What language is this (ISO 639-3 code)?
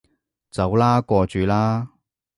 yue